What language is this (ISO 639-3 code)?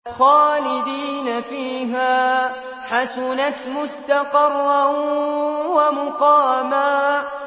ara